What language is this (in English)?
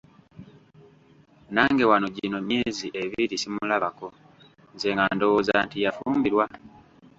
Ganda